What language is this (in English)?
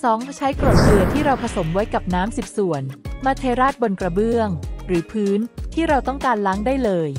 Thai